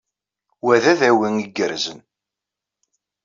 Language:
Kabyle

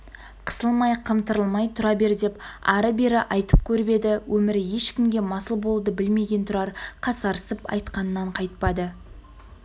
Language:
Kazakh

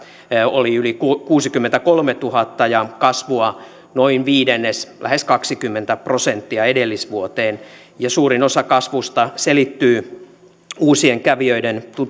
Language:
Finnish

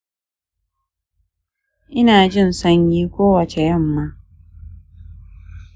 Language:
Hausa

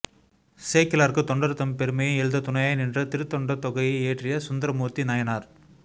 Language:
Tamil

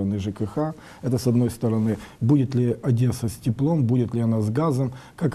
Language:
Russian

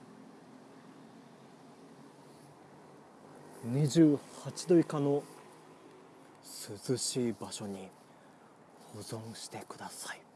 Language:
Japanese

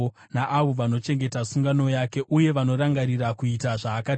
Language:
Shona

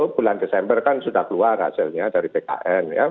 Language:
Indonesian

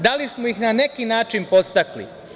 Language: Serbian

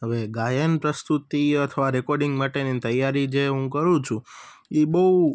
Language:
Gujarati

